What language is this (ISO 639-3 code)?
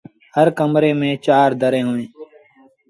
sbn